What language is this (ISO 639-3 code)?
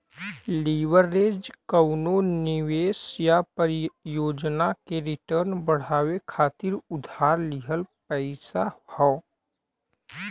bho